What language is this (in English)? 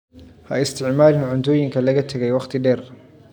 Somali